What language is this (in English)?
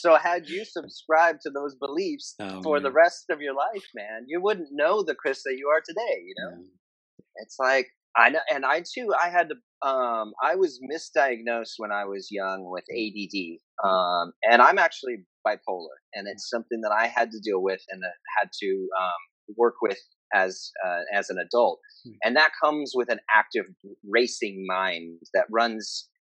English